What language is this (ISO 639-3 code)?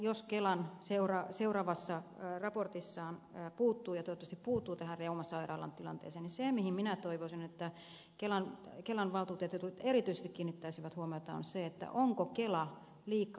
fin